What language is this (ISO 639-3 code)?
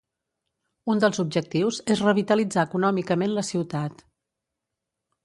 cat